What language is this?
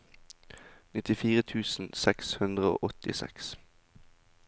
Norwegian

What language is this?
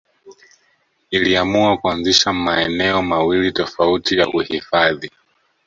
Swahili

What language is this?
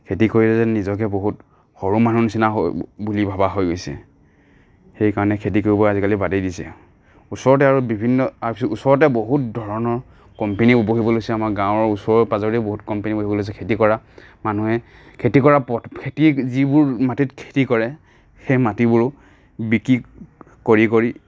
Assamese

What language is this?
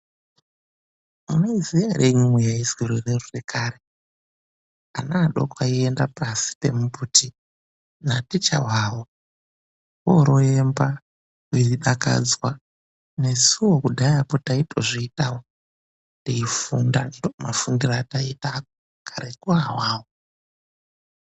Ndau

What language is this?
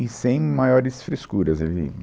Portuguese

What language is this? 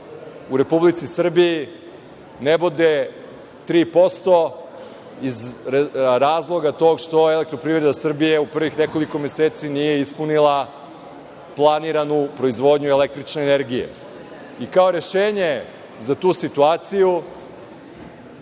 Serbian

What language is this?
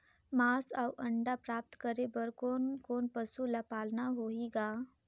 Chhattisgarhi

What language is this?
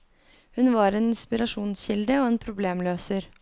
Norwegian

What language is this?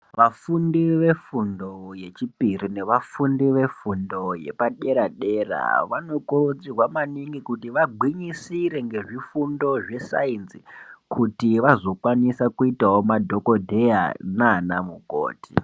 Ndau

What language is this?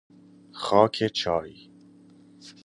Persian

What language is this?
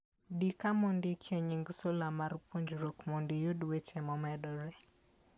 Luo (Kenya and Tanzania)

